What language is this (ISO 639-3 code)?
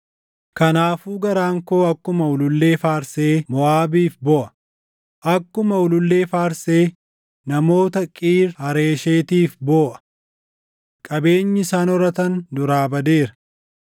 orm